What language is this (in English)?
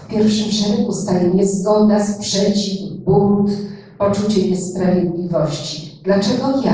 Polish